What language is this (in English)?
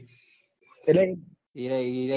Gujarati